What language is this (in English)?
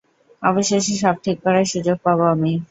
Bangla